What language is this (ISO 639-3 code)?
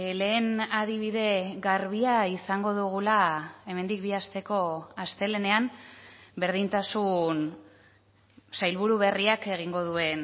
eus